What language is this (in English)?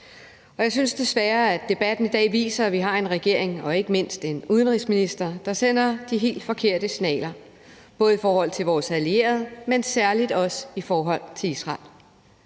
Danish